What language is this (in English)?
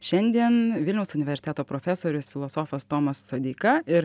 Lithuanian